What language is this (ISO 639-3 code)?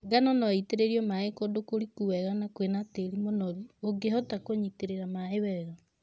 kik